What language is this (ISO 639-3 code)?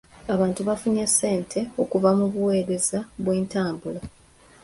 lug